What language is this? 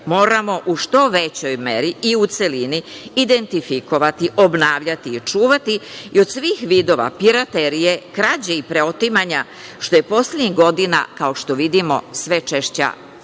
Serbian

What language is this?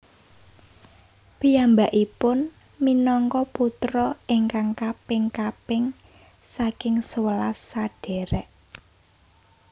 Javanese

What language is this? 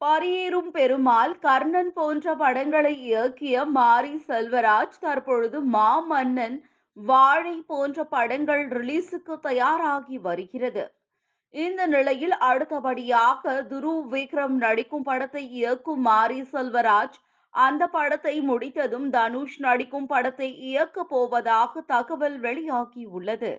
Tamil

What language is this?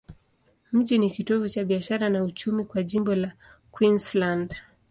Swahili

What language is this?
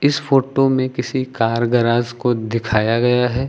Hindi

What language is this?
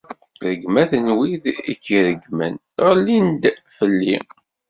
Kabyle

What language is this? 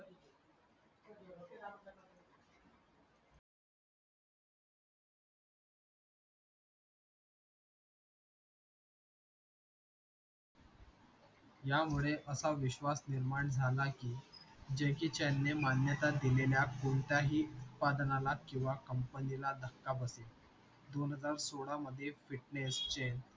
Marathi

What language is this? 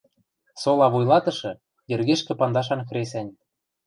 Western Mari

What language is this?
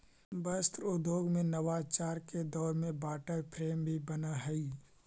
Magahi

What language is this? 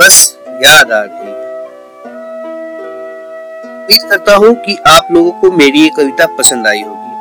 Hindi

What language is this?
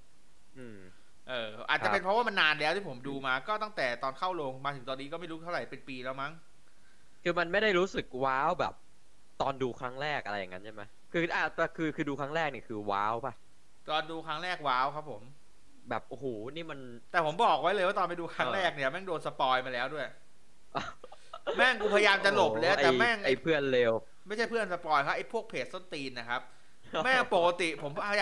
Thai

